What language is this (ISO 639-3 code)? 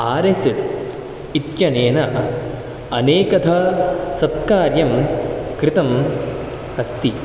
san